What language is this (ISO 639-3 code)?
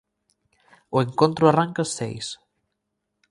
glg